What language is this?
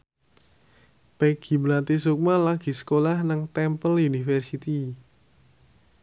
Javanese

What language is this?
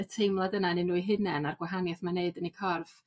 Welsh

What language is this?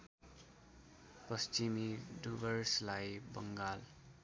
Nepali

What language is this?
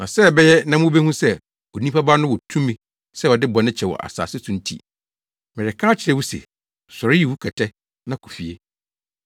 Akan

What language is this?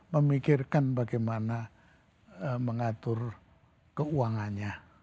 Indonesian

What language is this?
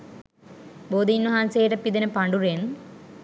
Sinhala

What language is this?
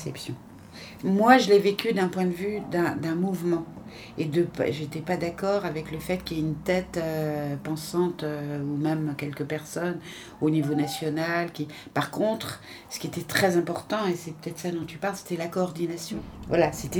French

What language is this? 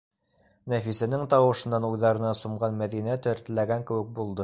Bashkir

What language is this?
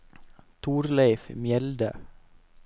Norwegian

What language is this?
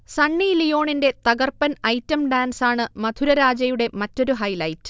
Malayalam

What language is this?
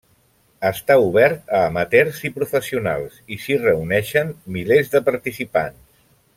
Catalan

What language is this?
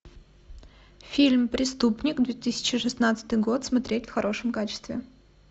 Russian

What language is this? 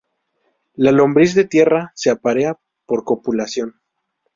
Spanish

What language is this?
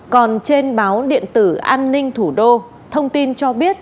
Vietnamese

